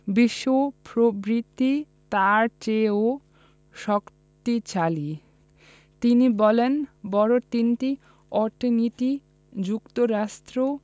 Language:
Bangla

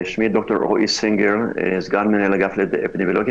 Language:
Hebrew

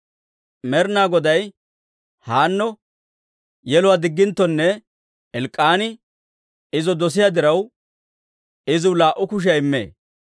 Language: Dawro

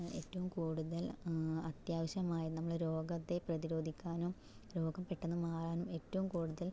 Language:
Malayalam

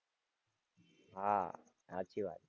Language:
Gujarati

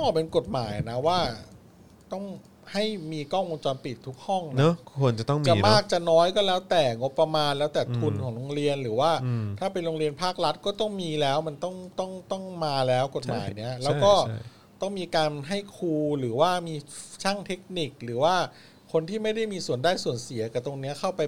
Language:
Thai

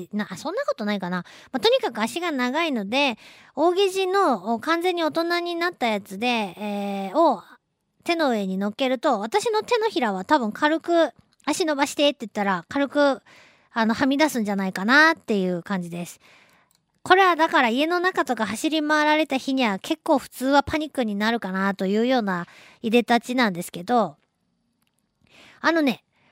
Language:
Japanese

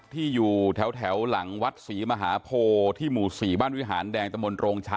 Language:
Thai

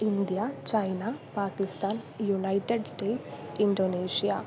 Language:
Sanskrit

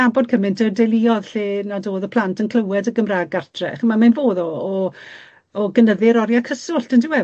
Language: Welsh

